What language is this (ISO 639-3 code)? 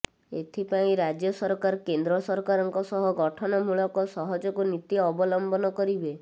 ori